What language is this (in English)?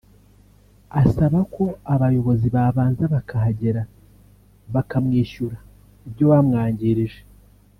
Kinyarwanda